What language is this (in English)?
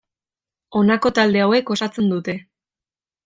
Basque